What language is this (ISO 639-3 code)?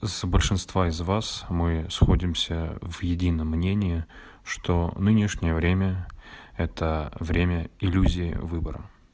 rus